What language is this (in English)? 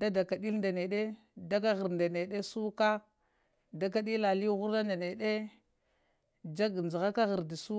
Lamang